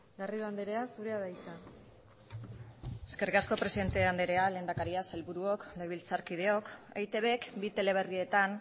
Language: Basque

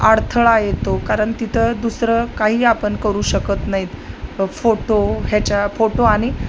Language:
Marathi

